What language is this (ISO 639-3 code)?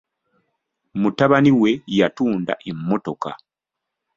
lug